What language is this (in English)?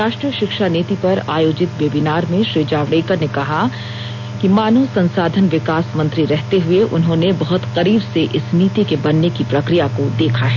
Hindi